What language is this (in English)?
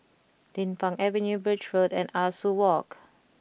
English